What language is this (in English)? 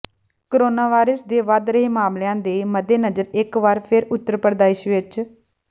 Punjabi